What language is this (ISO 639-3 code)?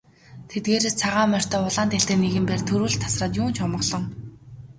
mon